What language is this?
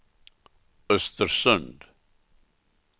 Swedish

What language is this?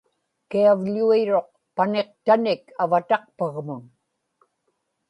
Inupiaq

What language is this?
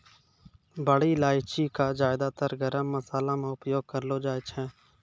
Maithili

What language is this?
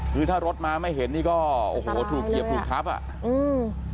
Thai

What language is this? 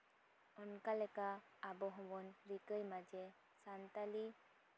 Santali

